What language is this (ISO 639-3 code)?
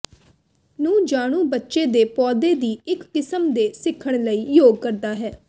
pan